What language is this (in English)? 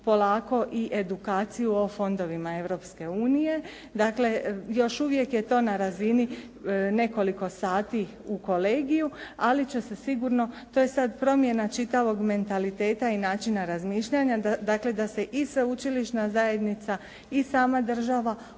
Croatian